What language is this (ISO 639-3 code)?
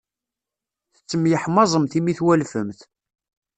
kab